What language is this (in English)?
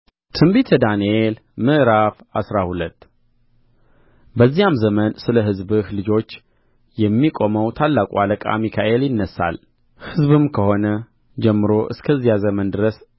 Amharic